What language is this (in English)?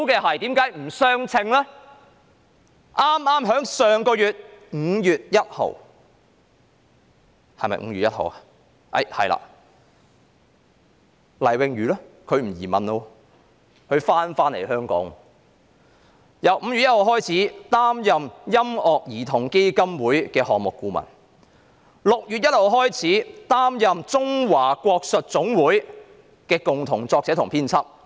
Cantonese